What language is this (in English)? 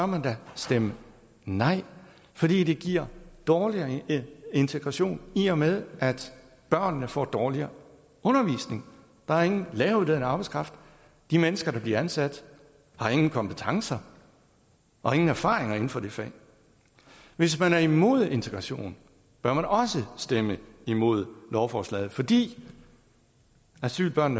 Danish